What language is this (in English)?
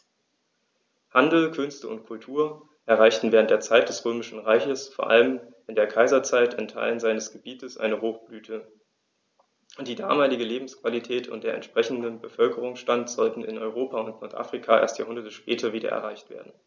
German